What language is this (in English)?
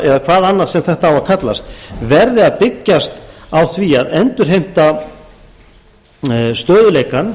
Icelandic